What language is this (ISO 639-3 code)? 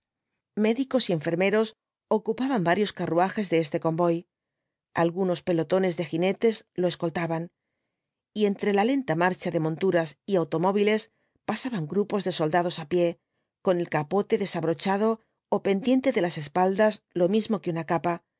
spa